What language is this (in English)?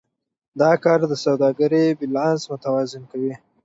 Pashto